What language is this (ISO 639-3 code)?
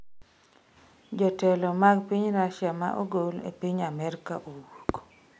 luo